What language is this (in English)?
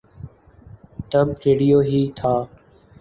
Urdu